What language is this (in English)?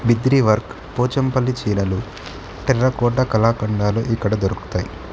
Telugu